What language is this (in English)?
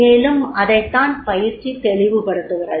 Tamil